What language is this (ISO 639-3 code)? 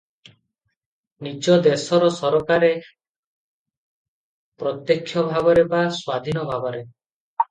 ori